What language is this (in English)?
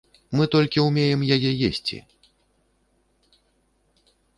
Belarusian